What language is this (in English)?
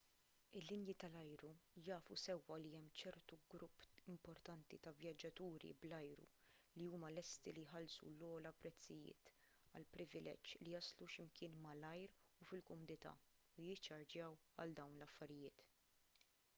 Maltese